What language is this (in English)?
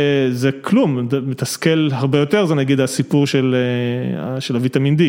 Hebrew